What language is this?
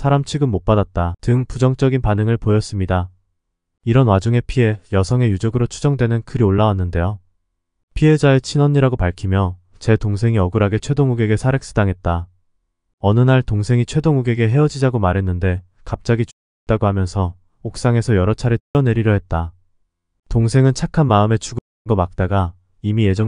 Korean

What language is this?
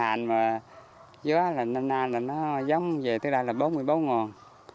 Vietnamese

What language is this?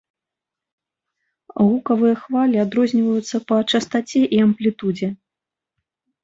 Belarusian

